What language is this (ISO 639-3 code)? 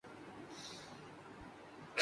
urd